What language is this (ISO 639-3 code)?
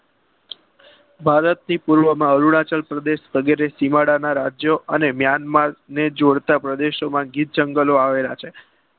guj